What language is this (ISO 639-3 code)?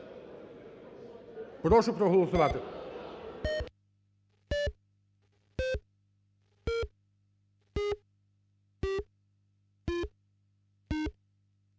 ukr